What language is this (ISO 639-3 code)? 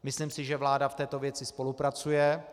ces